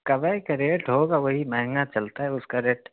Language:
Urdu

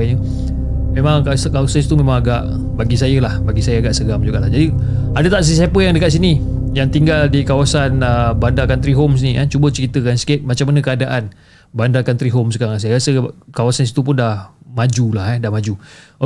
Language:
Malay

